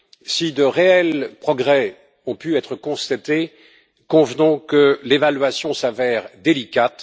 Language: French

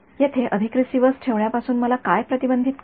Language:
Marathi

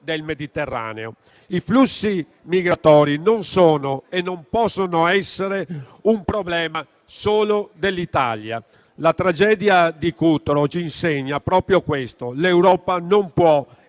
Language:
Italian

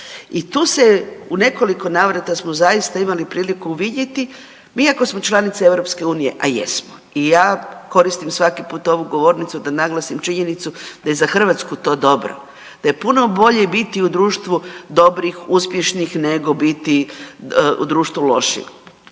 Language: Croatian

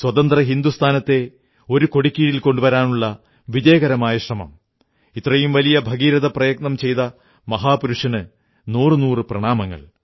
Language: Malayalam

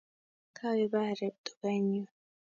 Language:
Kalenjin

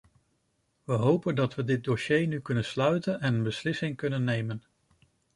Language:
Dutch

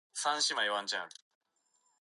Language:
Japanese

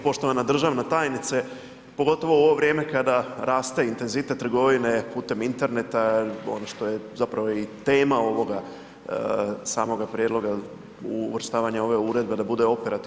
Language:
Croatian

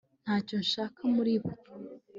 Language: Kinyarwanda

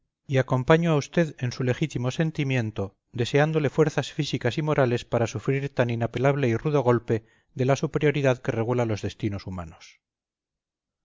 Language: Spanish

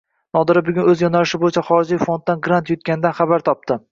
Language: Uzbek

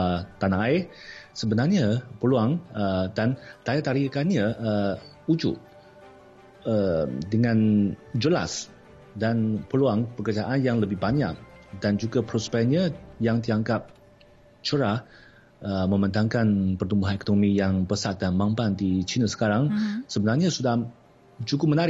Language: Malay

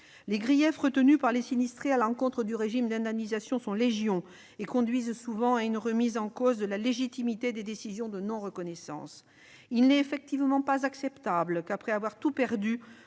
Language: French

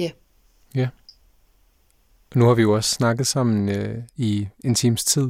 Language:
Danish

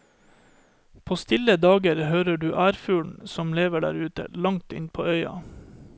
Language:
Norwegian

